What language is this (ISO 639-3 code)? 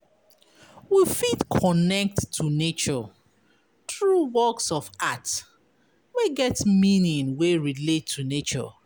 pcm